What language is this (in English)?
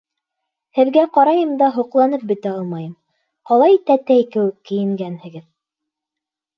Bashkir